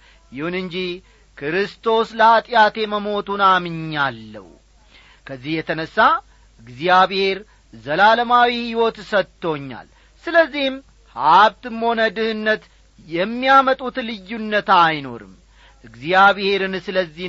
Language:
Amharic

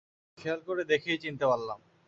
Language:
Bangla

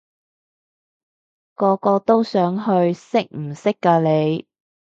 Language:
Cantonese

